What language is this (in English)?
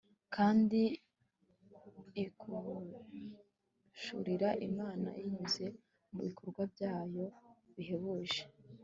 Kinyarwanda